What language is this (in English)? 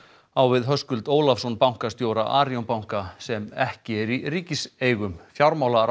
Icelandic